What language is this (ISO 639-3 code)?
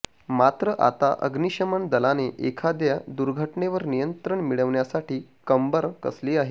mar